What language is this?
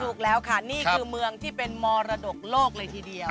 Thai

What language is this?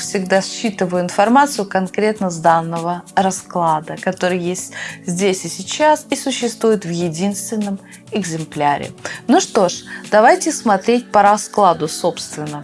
Russian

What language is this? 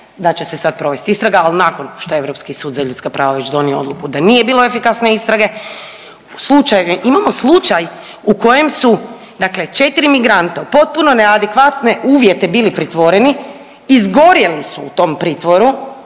Croatian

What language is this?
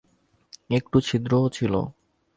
Bangla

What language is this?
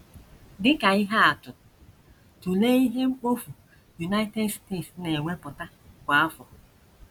Igbo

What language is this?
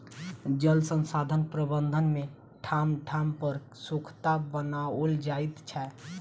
Maithili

